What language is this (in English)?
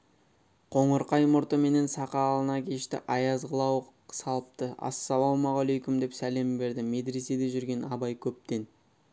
Kazakh